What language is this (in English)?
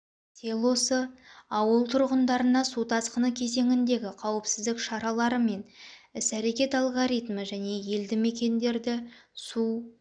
Kazakh